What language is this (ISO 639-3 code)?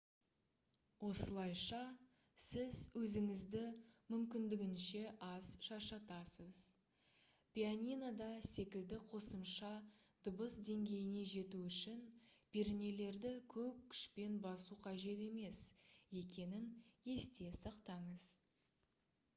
kaz